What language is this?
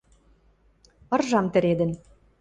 Western Mari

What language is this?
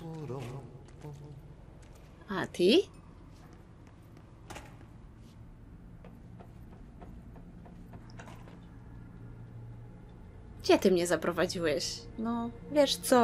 Polish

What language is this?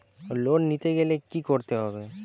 Bangla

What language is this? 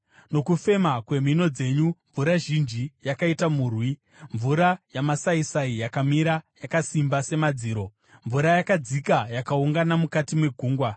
Shona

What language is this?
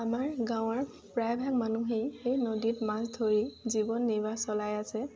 Assamese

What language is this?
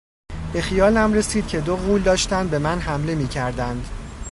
Persian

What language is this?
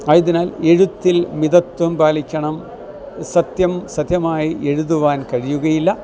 Malayalam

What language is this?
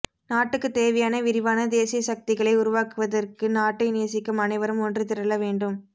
Tamil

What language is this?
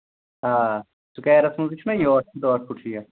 Kashmiri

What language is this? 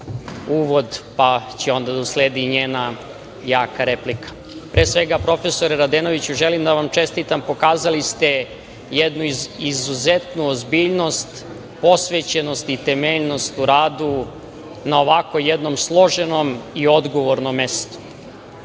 Serbian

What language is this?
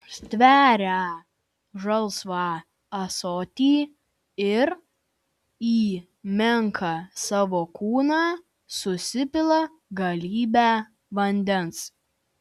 Lithuanian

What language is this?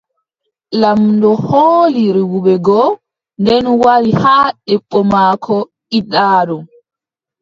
Adamawa Fulfulde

